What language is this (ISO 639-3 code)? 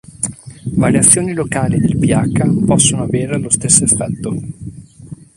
ita